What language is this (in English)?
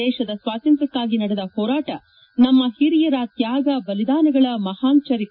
Kannada